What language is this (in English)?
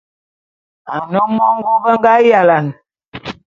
Bulu